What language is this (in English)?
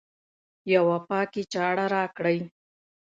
Pashto